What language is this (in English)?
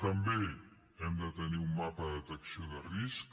Catalan